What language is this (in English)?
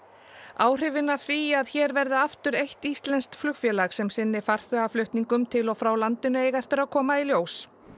Icelandic